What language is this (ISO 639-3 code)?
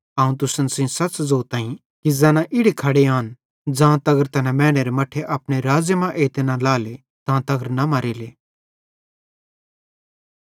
bhd